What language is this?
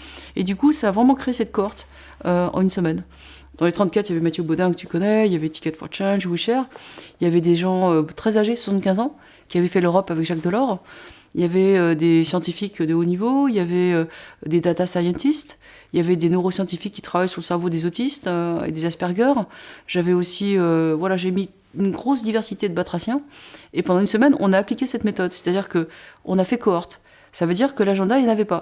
French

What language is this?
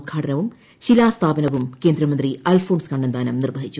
Malayalam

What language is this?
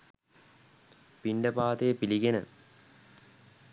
Sinhala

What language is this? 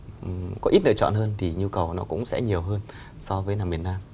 Vietnamese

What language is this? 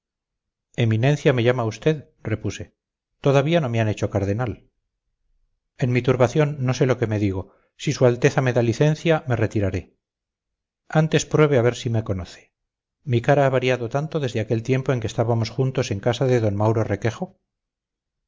Spanish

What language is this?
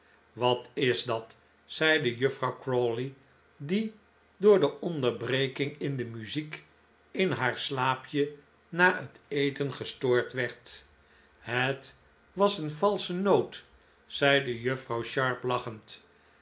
Dutch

